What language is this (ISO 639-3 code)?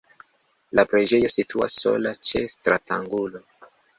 epo